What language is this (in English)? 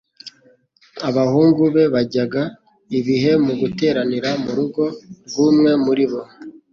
Kinyarwanda